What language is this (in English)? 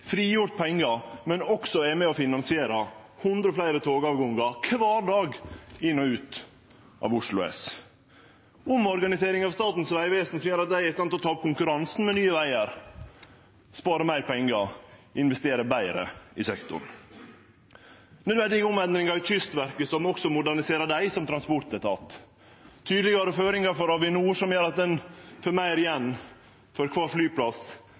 Norwegian Nynorsk